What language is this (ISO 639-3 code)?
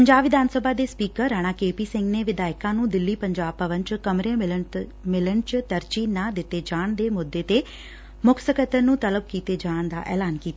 pan